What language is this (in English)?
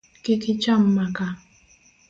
Luo (Kenya and Tanzania)